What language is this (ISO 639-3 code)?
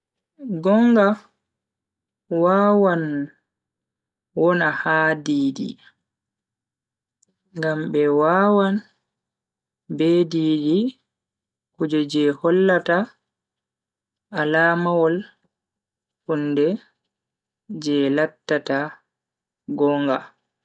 fui